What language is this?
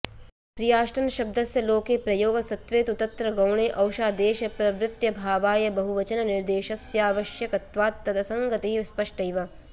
Sanskrit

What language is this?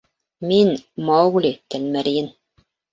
Bashkir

